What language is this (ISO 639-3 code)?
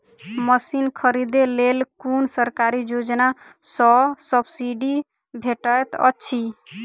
mai